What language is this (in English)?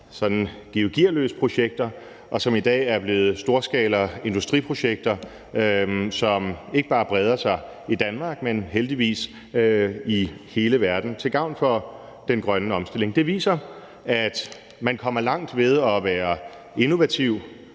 Danish